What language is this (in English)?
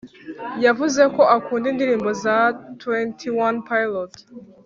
Kinyarwanda